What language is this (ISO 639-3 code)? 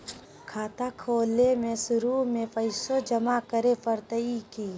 mag